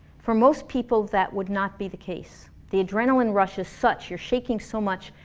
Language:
English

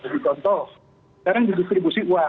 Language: Indonesian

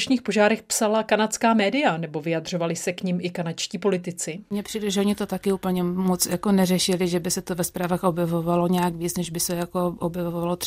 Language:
Czech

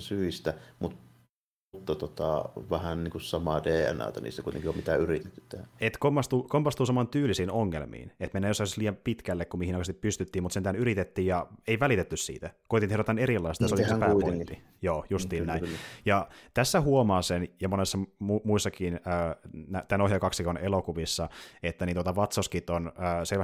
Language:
Finnish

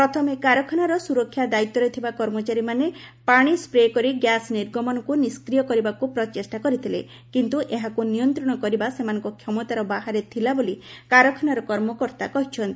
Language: Odia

